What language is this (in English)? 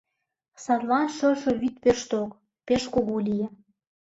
Mari